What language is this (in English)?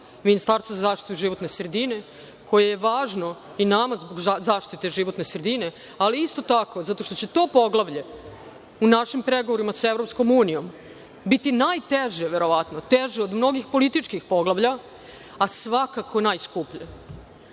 Serbian